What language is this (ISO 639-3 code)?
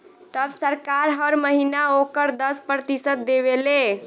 bho